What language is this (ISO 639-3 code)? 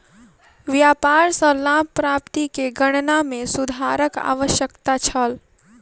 mai